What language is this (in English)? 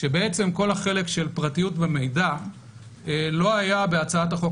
Hebrew